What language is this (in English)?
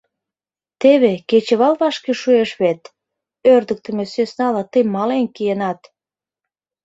Mari